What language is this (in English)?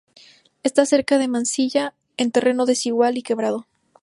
Spanish